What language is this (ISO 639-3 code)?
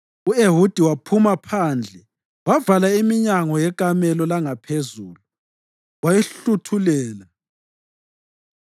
nde